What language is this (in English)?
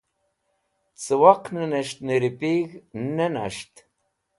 Wakhi